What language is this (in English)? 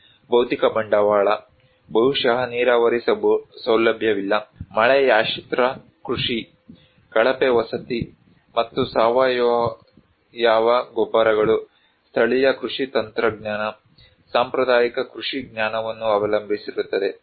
Kannada